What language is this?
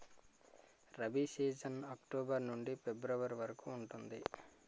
Telugu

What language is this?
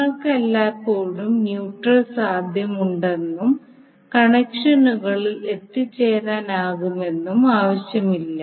Malayalam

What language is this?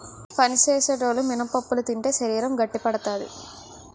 Telugu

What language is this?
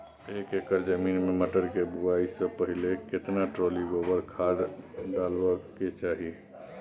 Maithili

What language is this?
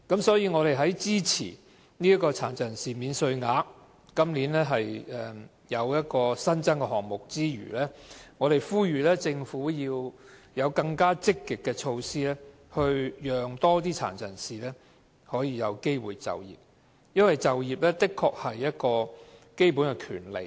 Cantonese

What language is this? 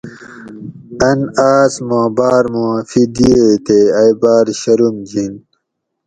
Gawri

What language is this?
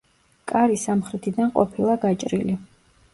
Georgian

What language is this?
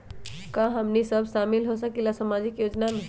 Magahi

